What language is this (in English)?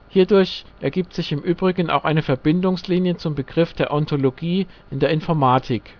German